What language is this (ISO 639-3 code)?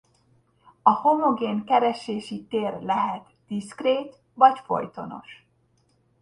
hun